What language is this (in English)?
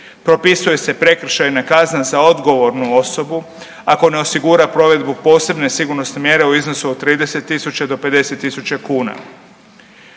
Croatian